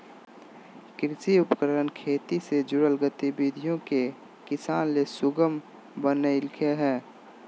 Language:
Magahi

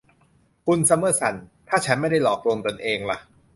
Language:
Thai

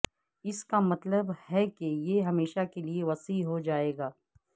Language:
Urdu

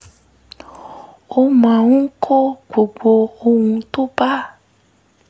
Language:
Yoruba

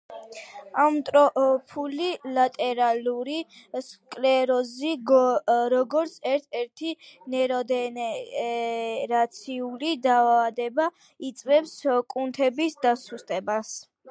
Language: Georgian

